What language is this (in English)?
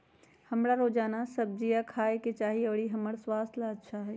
Magahi